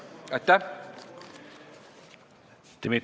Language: Estonian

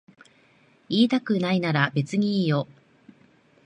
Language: Japanese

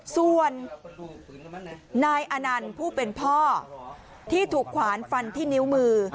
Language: Thai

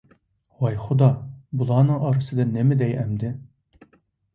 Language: Uyghur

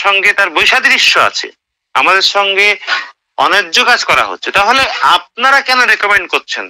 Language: Romanian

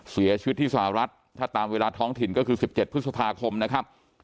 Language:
Thai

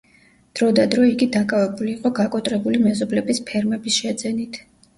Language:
Georgian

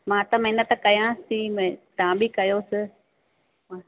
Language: Sindhi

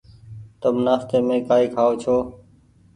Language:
Goaria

